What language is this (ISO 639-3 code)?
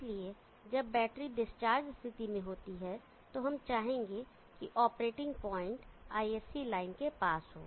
hin